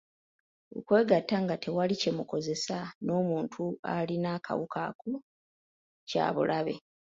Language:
Ganda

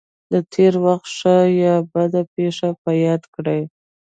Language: Pashto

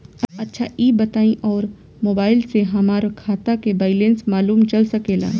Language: Bhojpuri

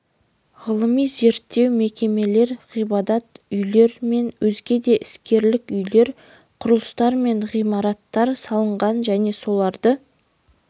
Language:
Kazakh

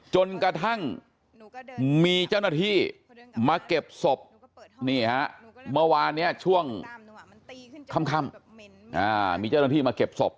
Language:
Thai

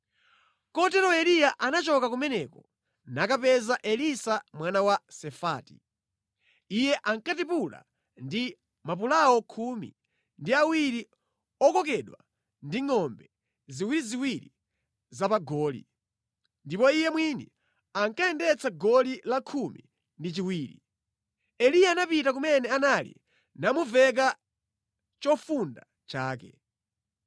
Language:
Nyanja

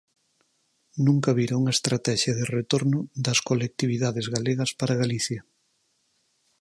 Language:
Galician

